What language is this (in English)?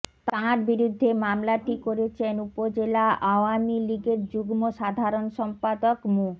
Bangla